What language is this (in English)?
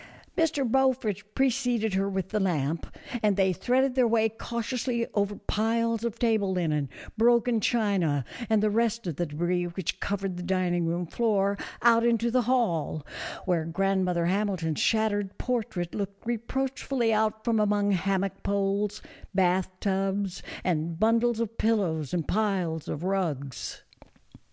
English